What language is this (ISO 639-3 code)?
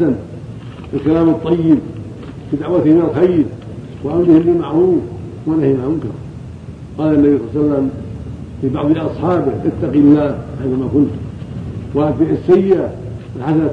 ara